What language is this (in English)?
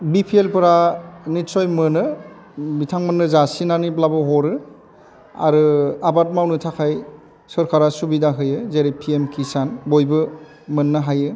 Bodo